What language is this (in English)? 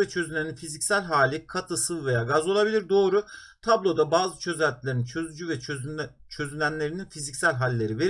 Turkish